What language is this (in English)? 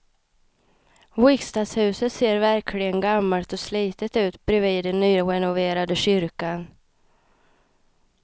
Swedish